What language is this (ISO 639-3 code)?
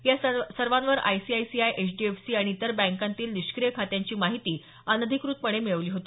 mar